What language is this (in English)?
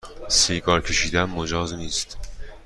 Persian